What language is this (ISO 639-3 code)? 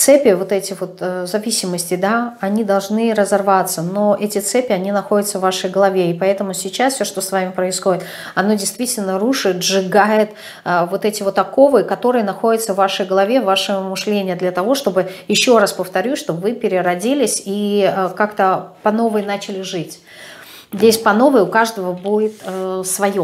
rus